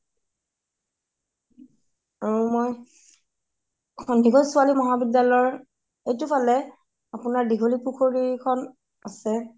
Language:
Assamese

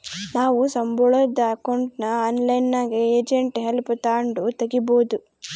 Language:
Kannada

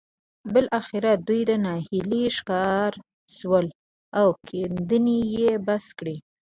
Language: Pashto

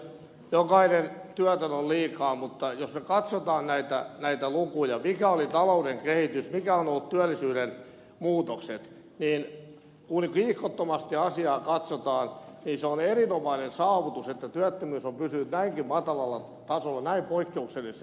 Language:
Finnish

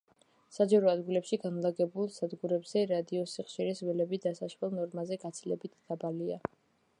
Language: Georgian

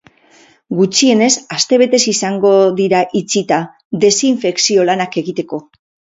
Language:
Basque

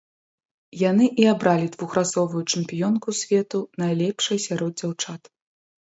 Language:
Belarusian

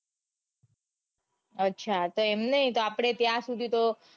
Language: Gujarati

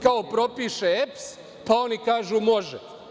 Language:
Serbian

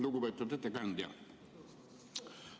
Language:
Estonian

